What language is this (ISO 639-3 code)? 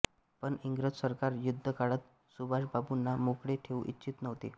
mar